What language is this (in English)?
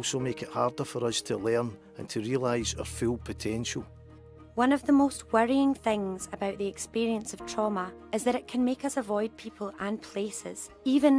Finnish